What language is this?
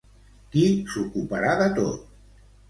Catalan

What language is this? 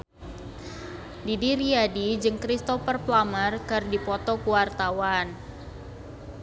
Sundanese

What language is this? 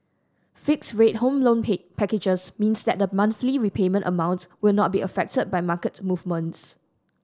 English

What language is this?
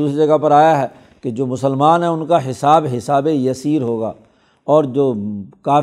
Urdu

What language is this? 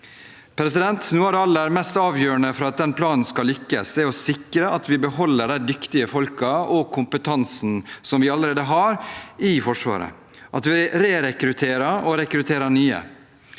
Norwegian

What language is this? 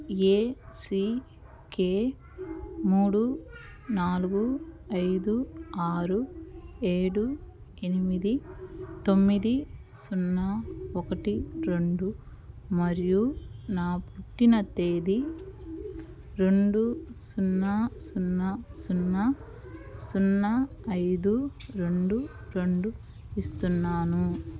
Telugu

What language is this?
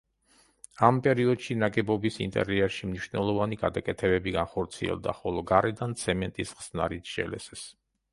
Georgian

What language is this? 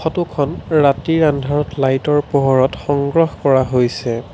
Assamese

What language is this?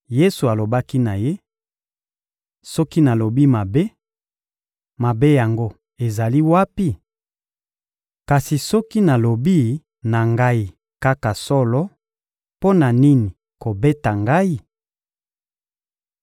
Lingala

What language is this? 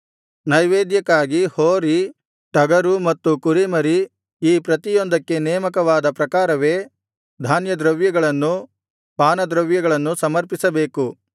Kannada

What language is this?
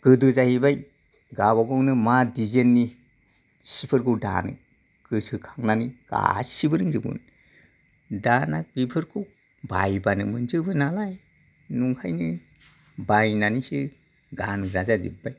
Bodo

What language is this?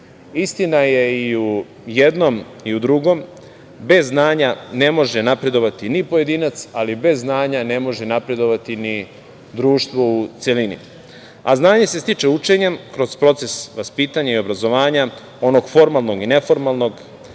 Serbian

